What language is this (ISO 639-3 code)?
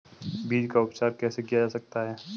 hin